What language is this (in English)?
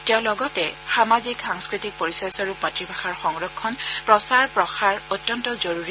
Assamese